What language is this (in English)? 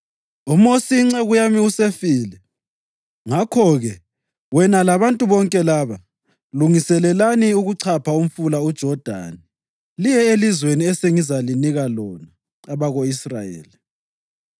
North Ndebele